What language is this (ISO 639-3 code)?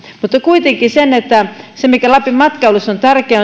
fin